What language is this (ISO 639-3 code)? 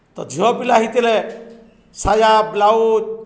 ori